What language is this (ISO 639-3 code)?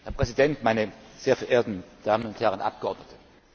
deu